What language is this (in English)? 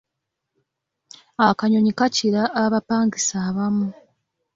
Ganda